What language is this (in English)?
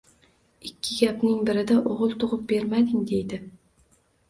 Uzbek